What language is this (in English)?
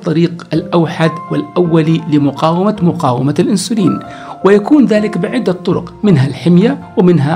Arabic